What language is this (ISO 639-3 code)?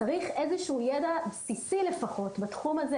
heb